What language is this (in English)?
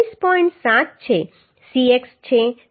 Gujarati